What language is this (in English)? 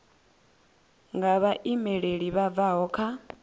Venda